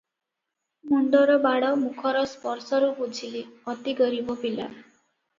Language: Odia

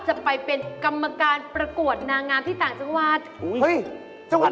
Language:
Thai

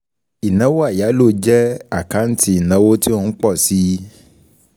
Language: Yoruba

